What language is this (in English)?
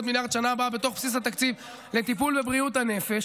Hebrew